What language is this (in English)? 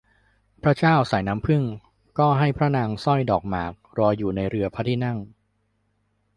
Thai